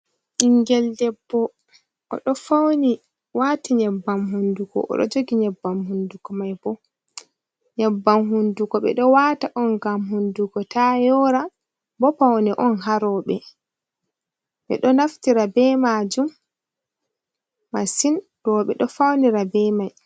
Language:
Fula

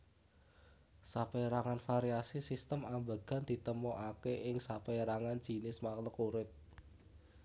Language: Javanese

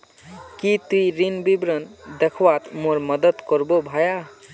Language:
Magahi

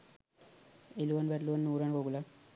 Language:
Sinhala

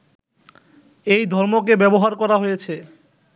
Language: Bangla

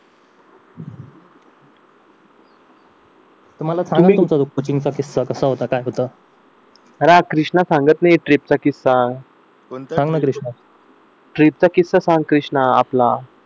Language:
Marathi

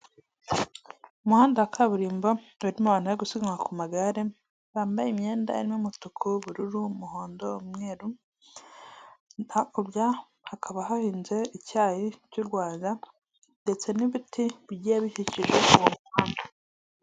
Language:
Kinyarwanda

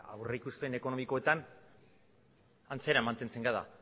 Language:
Basque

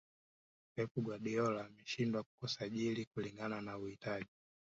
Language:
Swahili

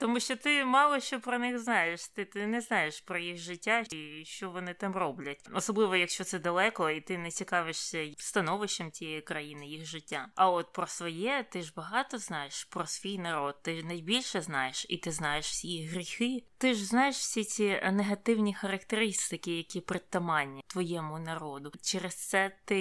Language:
Ukrainian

